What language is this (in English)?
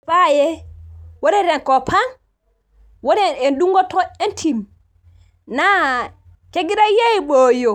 Masai